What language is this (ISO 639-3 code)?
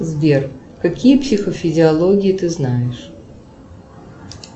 rus